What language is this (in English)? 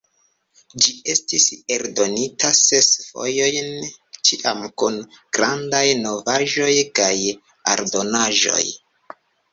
Esperanto